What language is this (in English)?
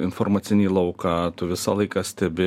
Lithuanian